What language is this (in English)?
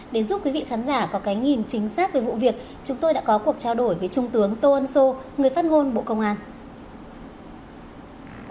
Vietnamese